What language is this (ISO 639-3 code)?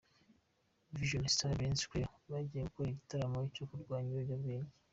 kin